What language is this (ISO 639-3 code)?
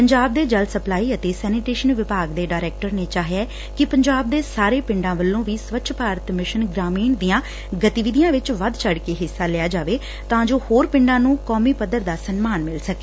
pan